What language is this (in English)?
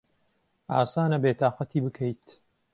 Central Kurdish